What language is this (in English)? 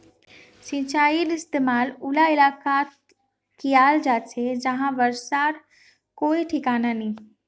Magahi